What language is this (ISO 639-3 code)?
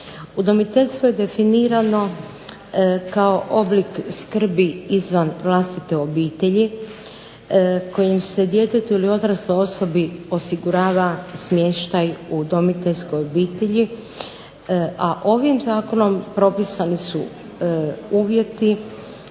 hrv